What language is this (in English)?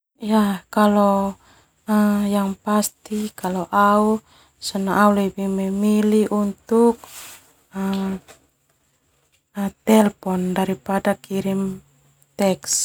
Termanu